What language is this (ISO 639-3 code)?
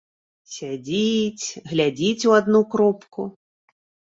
bel